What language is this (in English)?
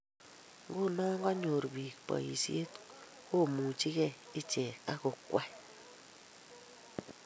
Kalenjin